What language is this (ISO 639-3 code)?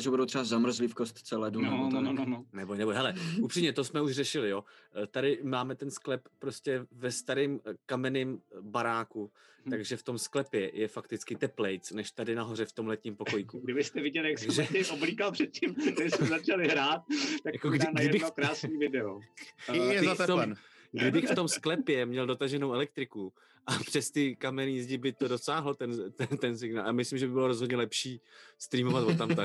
ces